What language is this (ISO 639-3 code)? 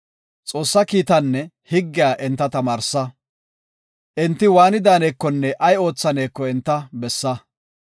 gof